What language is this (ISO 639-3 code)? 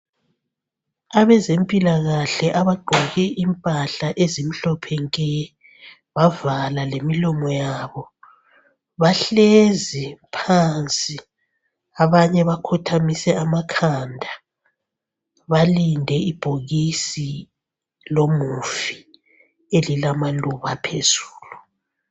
nde